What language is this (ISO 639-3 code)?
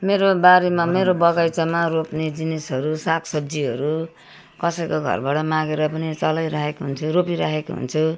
nep